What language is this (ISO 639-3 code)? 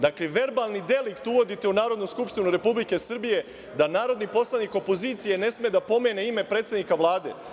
srp